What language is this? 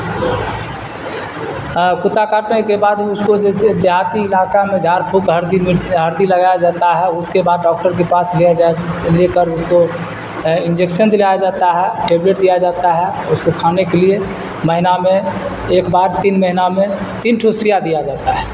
Urdu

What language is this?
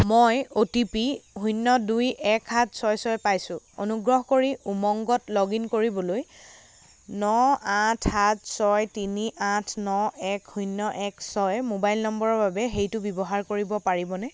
Assamese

